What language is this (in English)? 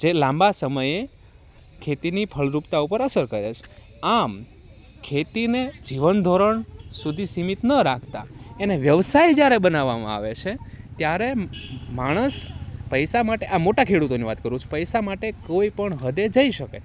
Gujarati